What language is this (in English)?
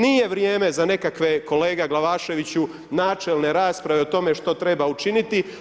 Croatian